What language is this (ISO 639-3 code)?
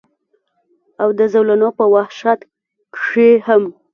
pus